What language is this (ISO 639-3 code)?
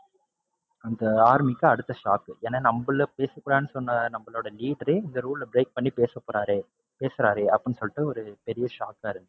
tam